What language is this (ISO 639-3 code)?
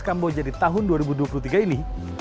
ind